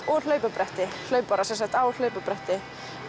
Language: Icelandic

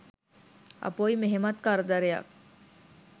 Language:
Sinhala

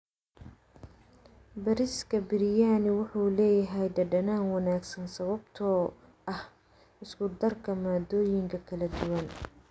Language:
Somali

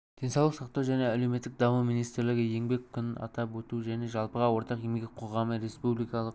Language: Kazakh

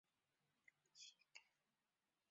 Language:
Chinese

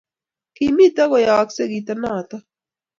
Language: Kalenjin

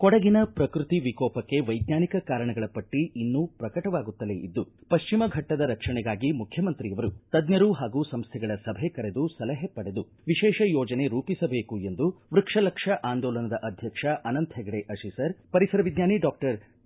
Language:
Kannada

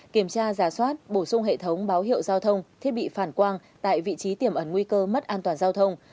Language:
Vietnamese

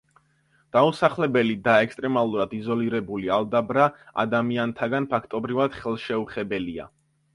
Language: Georgian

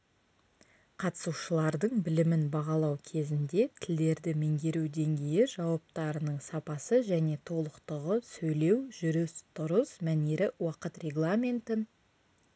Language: Kazakh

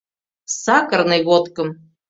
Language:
Mari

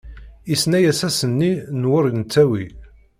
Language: Kabyle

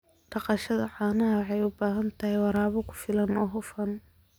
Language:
Somali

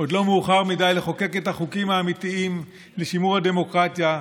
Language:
Hebrew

